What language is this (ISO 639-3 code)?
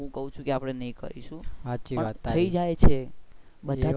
guj